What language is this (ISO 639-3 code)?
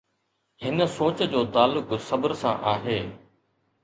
snd